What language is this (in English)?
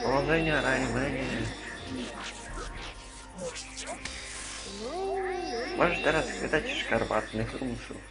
Polish